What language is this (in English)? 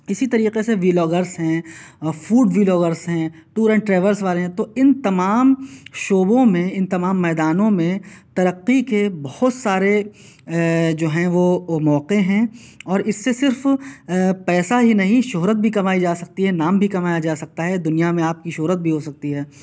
Urdu